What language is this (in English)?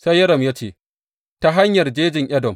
Hausa